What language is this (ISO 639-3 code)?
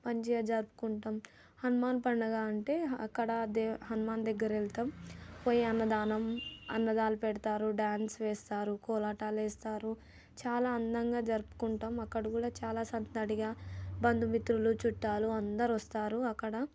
tel